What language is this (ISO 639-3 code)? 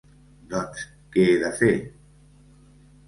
cat